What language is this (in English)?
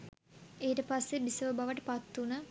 Sinhala